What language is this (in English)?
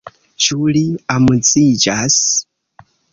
Esperanto